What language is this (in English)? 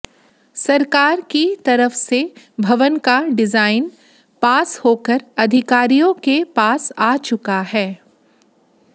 Hindi